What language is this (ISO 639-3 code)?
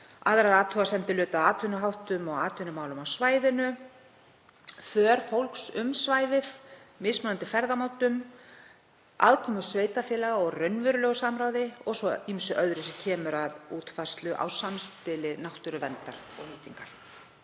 isl